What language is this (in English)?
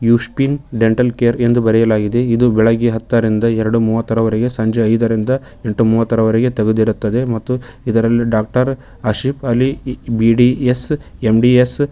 Kannada